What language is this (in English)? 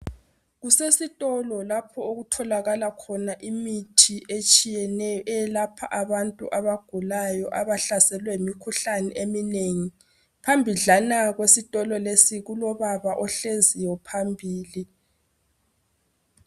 North Ndebele